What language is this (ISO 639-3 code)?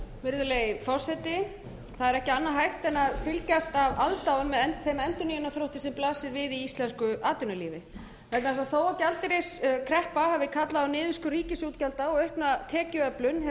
isl